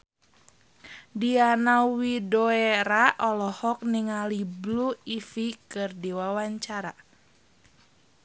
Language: Sundanese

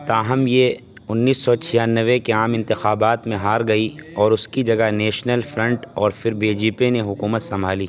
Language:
Urdu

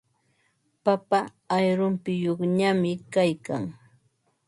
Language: Ambo-Pasco Quechua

